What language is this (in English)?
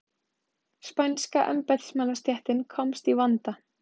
Icelandic